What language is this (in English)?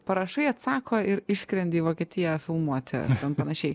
Lithuanian